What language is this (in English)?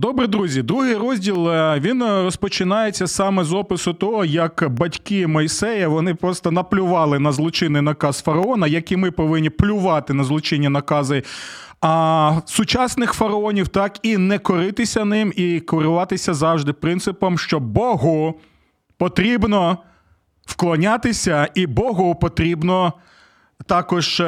Ukrainian